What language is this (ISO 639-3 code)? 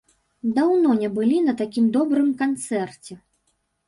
bel